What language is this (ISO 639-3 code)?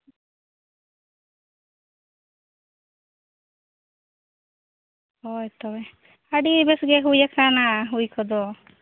sat